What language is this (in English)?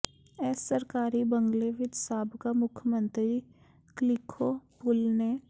Punjabi